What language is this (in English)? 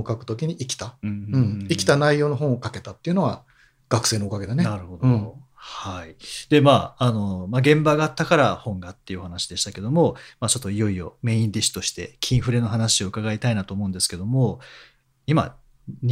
Japanese